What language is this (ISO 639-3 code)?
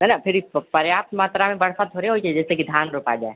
mai